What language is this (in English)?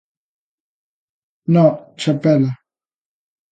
Galician